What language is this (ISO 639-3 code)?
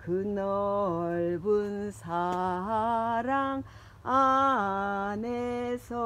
kor